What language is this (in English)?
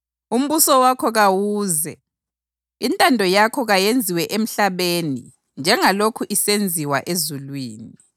North Ndebele